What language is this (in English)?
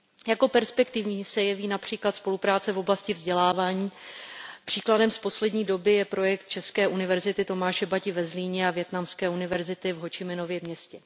Czech